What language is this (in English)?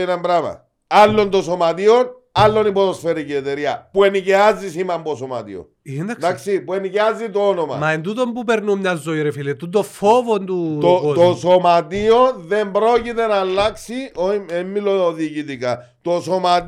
Greek